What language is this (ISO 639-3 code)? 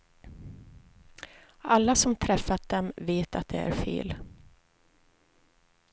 swe